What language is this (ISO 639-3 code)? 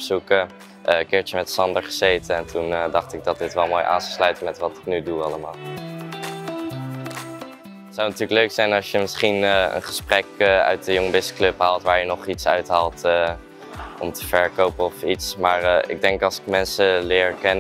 nld